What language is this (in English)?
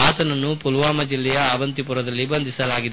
Kannada